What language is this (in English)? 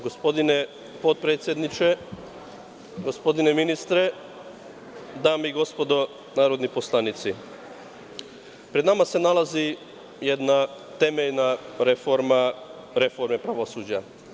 Serbian